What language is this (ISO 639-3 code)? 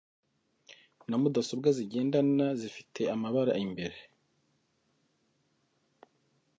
kin